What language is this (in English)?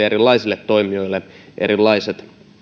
Finnish